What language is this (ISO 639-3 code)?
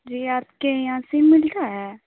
urd